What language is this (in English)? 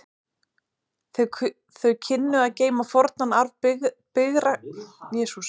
Icelandic